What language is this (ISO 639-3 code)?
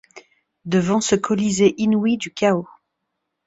fra